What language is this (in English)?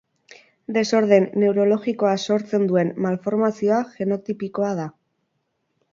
Basque